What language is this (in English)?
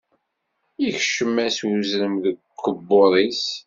Kabyle